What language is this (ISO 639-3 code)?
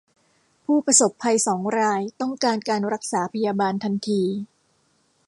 tha